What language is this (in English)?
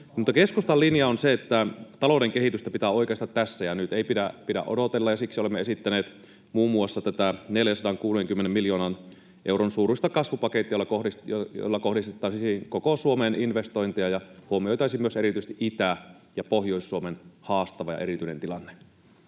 Finnish